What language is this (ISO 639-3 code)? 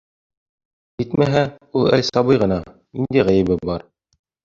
bak